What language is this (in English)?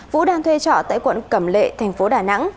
Vietnamese